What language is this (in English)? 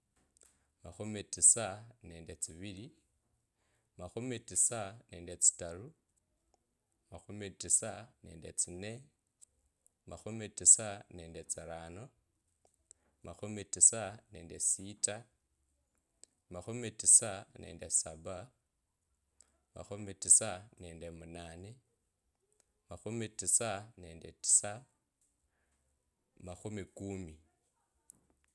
Kabras